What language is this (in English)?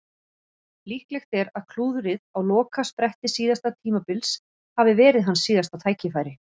Icelandic